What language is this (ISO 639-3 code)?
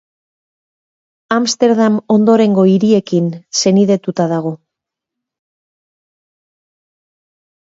eus